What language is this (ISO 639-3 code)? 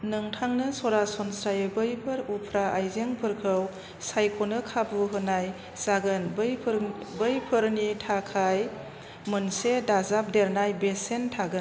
brx